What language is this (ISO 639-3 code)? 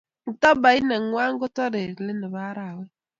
kln